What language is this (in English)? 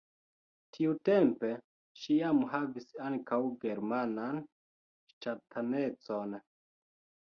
Esperanto